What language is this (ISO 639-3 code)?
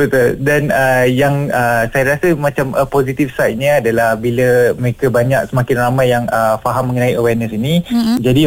msa